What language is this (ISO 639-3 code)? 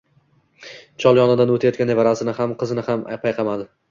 uzb